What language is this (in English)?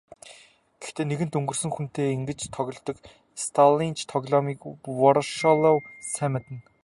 Mongolian